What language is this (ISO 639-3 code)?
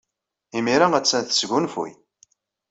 kab